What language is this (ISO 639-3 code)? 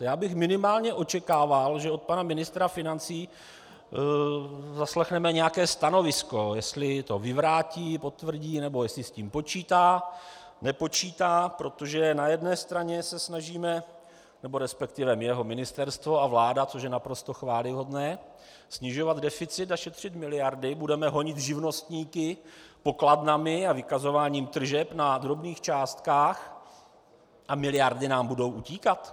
ces